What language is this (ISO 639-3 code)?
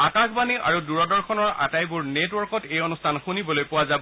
asm